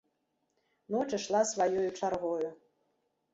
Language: Belarusian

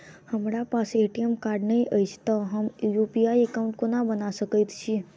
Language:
Maithili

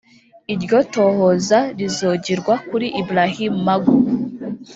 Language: Kinyarwanda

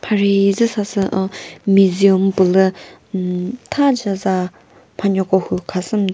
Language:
Chokri Naga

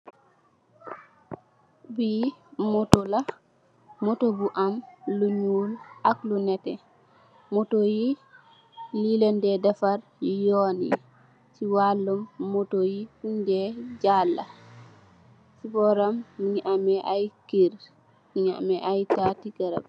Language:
Wolof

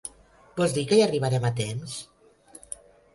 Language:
Catalan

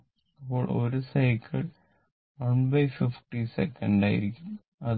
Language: Malayalam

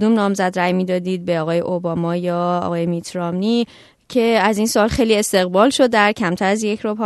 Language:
Persian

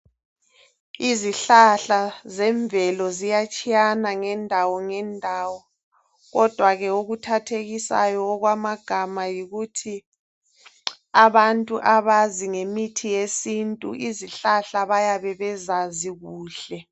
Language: North Ndebele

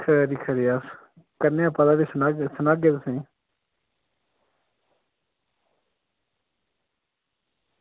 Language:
Dogri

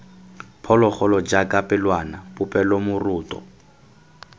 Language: Tswana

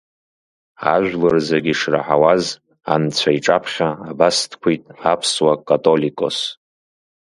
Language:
Abkhazian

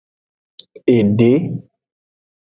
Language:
Aja (Benin)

